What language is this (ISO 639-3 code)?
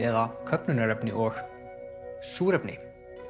isl